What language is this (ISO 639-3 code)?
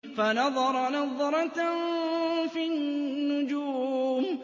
ara